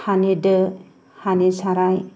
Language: Bodo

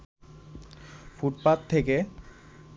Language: Bangla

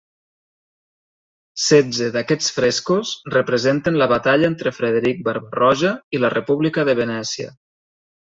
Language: Catalan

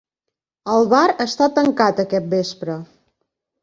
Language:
Catalan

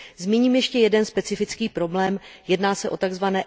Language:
Czech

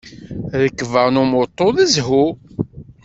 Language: Kabyle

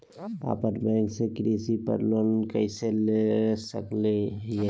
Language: Magahi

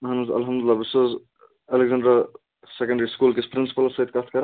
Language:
Kashmiri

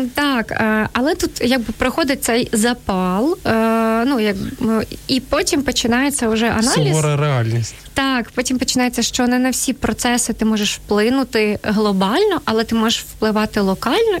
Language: Ukrainian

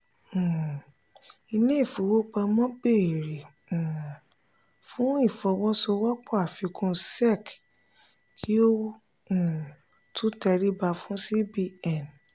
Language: Yoruba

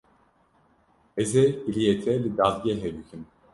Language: Kurdish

